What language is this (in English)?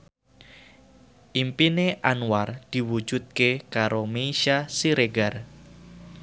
Javanese